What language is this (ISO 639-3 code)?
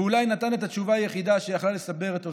heb